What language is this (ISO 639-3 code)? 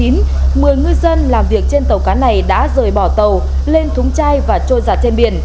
vie